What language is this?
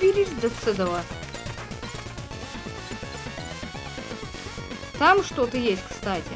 Russian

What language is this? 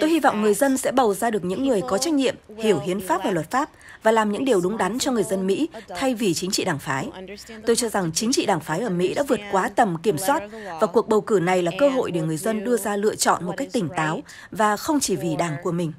Vietnamese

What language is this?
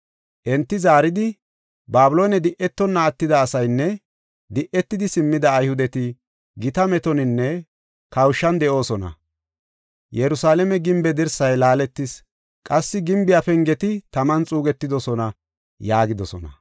Gofa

